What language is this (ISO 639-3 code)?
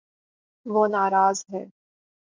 urd